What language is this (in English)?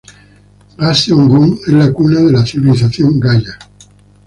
Spanish